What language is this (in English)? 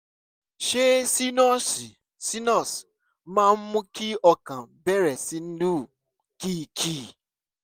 Yoruba